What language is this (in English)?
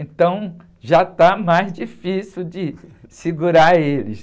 Portuguese